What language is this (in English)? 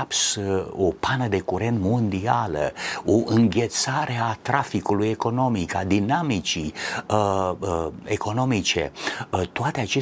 Romanian